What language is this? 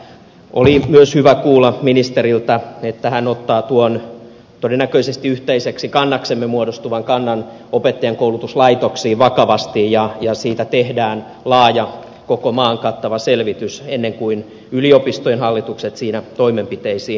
Finnish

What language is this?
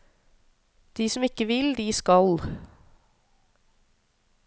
Norwegian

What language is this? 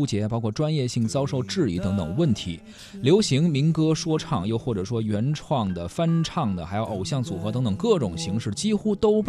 Chinese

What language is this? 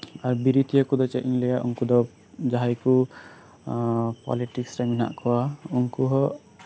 Santali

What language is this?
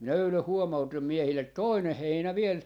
Finnish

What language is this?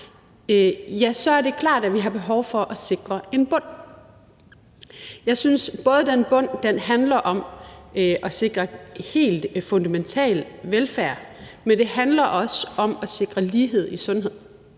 Danish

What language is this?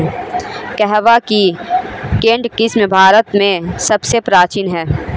Hindi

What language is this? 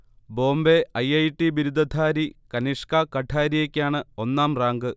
Malayalam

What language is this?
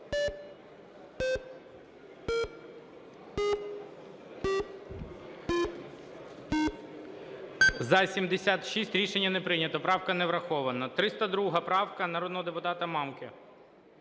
Ukrainian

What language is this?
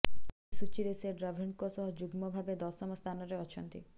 Odia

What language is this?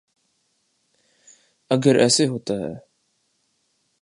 Urdu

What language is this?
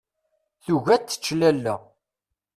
Kabyle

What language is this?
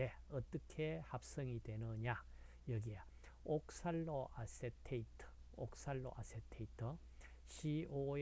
Korean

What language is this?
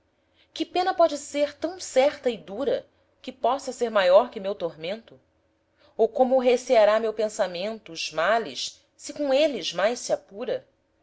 Portuguese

